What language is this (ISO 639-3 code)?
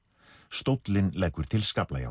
isl